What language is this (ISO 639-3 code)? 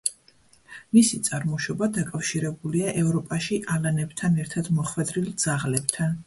kat